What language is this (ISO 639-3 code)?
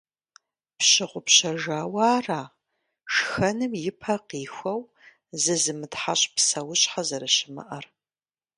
kbd